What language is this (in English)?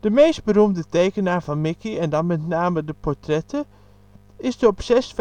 Dutch